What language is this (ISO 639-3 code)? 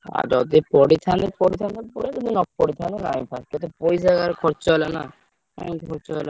ori